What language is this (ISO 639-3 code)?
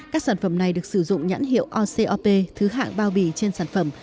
vie